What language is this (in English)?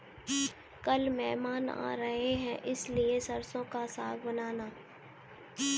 Hindi